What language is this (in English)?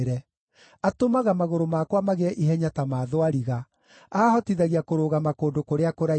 Kikuyu